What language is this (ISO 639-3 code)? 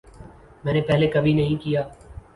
urd